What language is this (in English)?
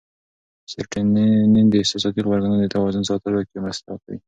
Pashto